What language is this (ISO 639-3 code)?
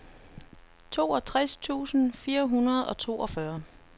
dan